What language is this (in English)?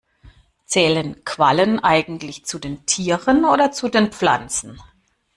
German